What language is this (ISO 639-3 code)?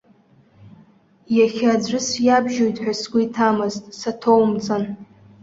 abk